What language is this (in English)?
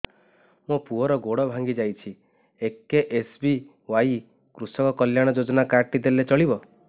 Odia